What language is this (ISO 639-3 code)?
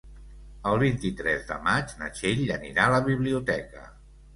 cat